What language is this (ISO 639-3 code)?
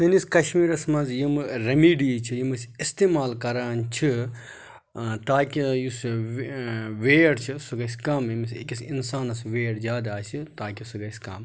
kas